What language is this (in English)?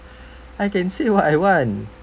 English